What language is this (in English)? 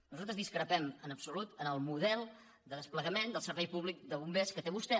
Catalan